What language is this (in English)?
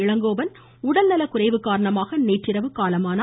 Tamil